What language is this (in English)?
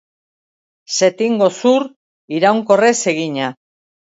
Basque